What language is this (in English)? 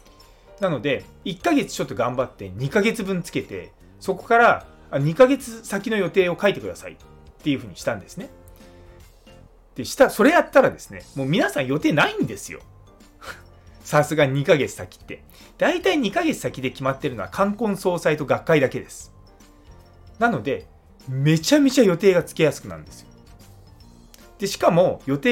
Japanese